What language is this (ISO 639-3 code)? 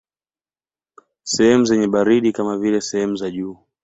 swa